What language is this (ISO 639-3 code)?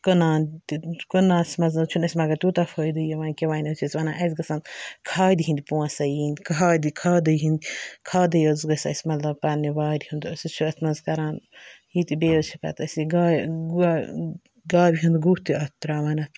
kas